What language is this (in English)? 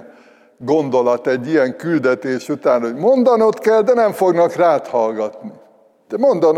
Hungarian